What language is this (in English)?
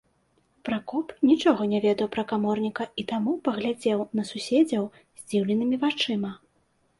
Belarusian